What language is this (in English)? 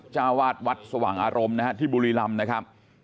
Thai